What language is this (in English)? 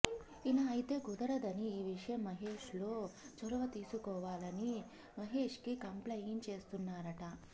Telugu